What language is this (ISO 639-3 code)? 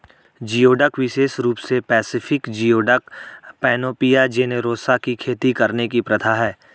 hin